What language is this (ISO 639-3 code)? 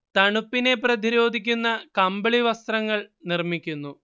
mal